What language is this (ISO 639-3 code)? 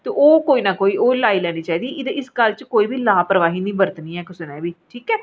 doi